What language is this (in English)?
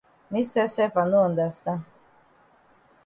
Cameroon Pidgin